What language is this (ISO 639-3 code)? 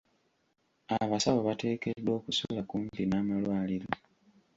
lug